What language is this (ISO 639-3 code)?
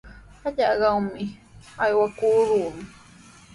qws